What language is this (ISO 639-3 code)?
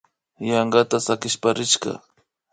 qvi